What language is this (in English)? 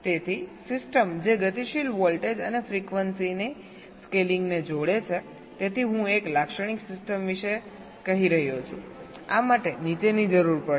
Gujarati